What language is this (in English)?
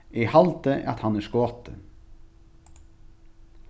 Faroese